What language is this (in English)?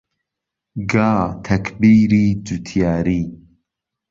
Central Kurdish